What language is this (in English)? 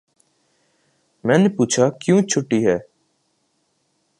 Urdu